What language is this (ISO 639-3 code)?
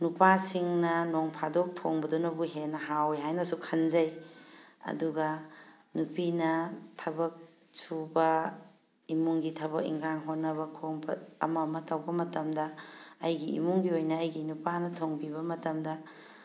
mni